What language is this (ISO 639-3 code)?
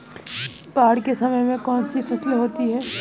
hin